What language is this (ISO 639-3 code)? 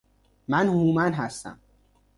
fas